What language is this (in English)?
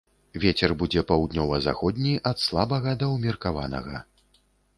Belarusian